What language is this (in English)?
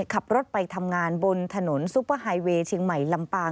Thai